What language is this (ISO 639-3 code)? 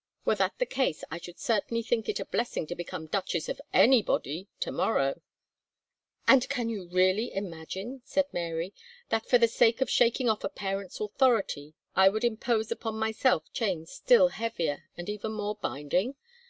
eng